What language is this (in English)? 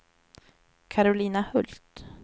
Swedish